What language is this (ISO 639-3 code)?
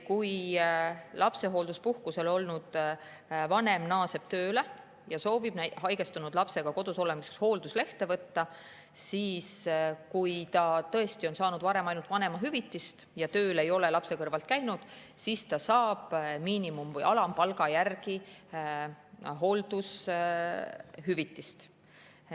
est